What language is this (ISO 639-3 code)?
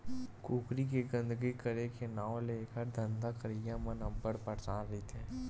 hne